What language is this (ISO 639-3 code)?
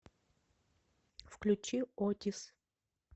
rus